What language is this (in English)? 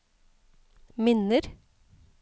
Norwegian